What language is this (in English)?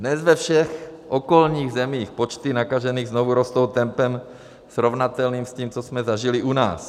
Czech